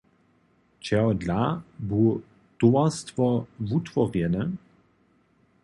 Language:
Upper Sorbian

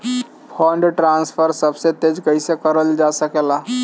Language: Bhojpuri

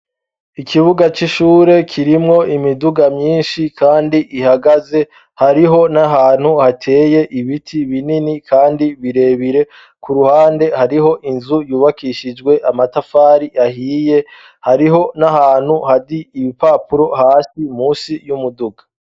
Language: Rundi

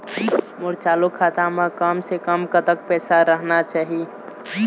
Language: Chhattisgarhi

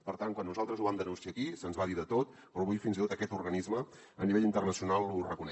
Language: Catalan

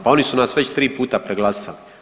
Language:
Croatian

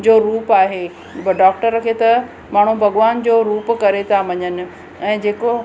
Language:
Sindhi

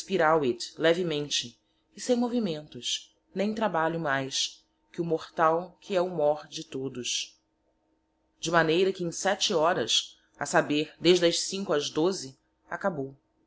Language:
Portuguese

